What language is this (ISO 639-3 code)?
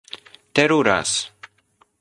epo